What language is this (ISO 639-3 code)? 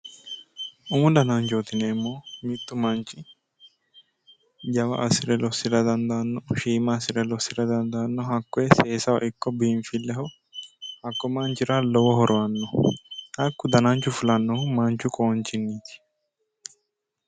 sid